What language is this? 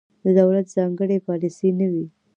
Pashto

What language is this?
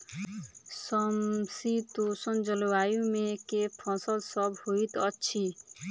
Maithili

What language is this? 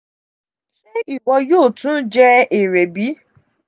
Yoruba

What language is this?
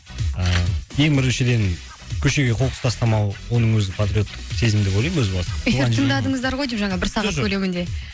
Kazakh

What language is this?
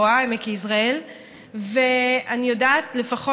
Hebrew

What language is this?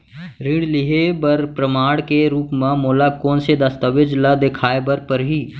Chhattisgarhi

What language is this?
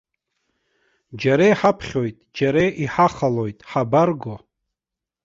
Abkhazian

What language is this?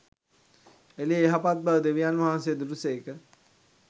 Sinhala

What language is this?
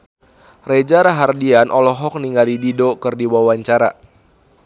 Sundanese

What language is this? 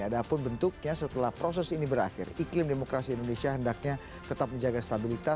Indonesian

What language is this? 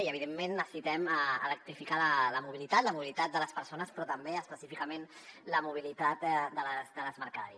Catalan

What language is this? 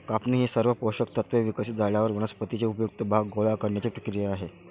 Marathi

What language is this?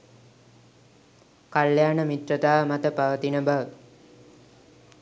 Sinhala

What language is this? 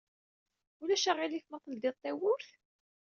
Kabyle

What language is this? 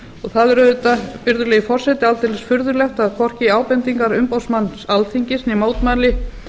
Icelandic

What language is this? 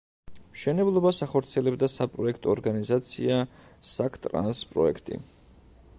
Georgian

